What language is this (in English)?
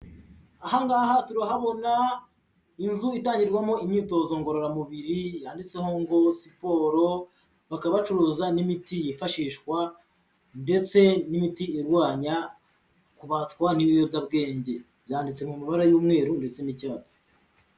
Kinyarwanda